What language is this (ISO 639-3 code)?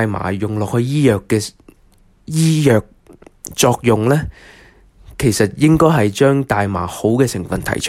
zho